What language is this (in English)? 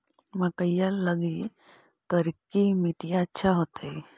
Magahi